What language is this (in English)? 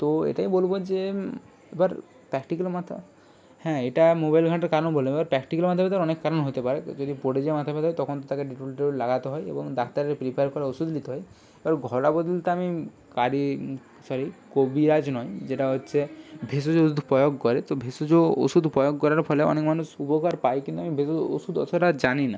Bangla